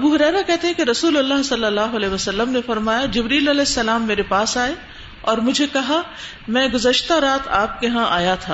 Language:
Urdu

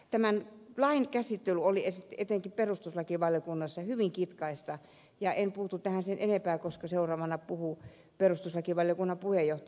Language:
Finnish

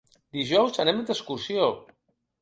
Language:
Catalan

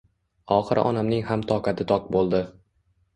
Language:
Uzbek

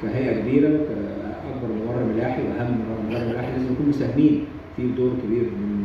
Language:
Arabic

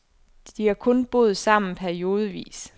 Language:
Danish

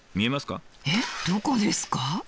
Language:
Japanese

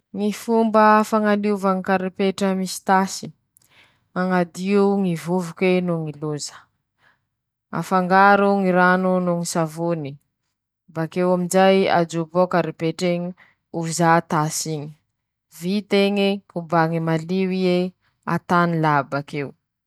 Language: Masikoro Malagasy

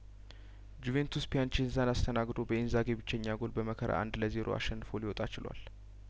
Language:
Amharic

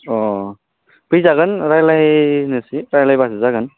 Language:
Bodo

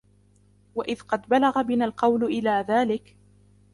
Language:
Arabic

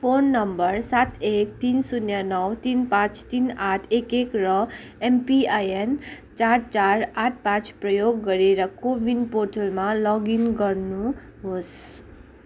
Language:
Nepali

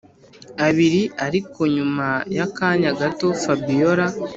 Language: Kinyarwanda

